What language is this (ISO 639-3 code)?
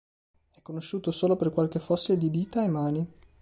ita